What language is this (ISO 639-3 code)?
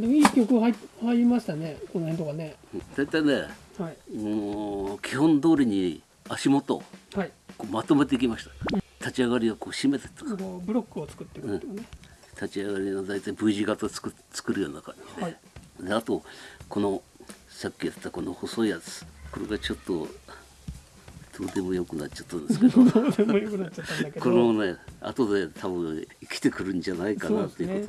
jpn